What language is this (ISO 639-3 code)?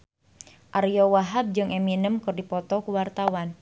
sun